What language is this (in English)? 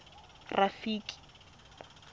Tswana